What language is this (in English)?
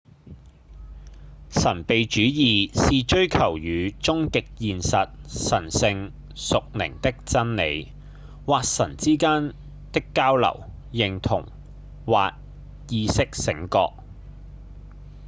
Cantonese